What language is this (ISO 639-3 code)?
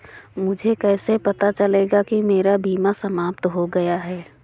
hin